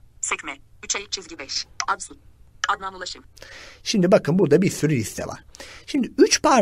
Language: Turkish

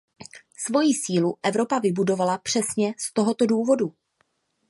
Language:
Czech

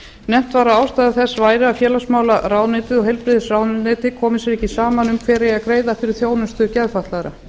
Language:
Icelandic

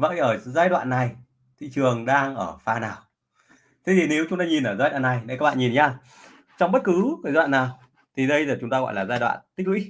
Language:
Vietnamese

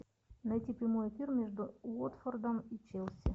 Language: Russian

